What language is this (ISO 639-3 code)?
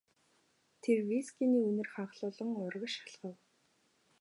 mon